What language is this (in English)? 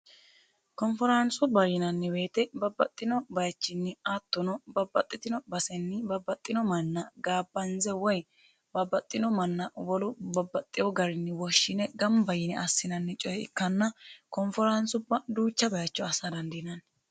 Sidamo